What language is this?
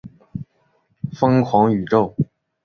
Chinese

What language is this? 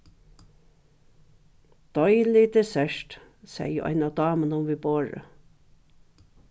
Faroese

